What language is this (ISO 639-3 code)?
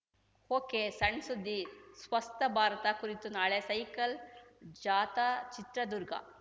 kan